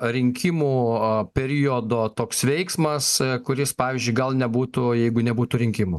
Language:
Lithuanian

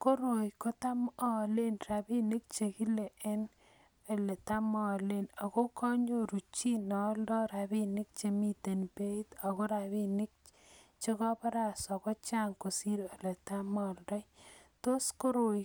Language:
Kalenjin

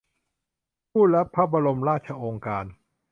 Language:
Thai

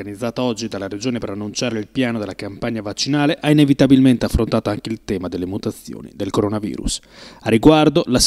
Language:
Italian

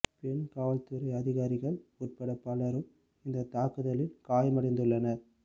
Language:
Tamil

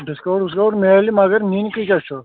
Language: Kashmiri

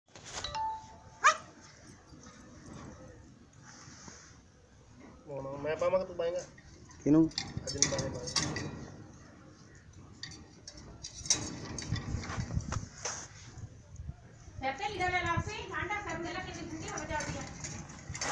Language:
Indonesian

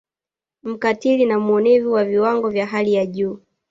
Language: Swahili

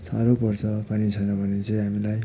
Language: Nepali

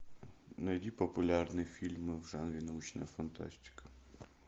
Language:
Russian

